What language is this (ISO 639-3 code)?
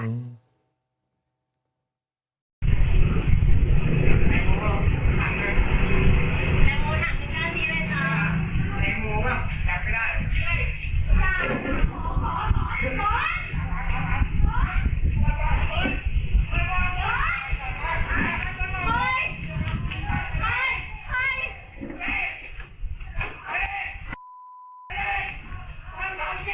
tha